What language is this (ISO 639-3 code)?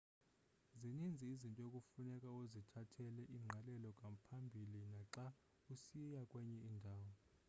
xho